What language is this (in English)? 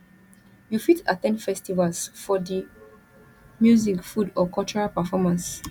Nigerian Pidgin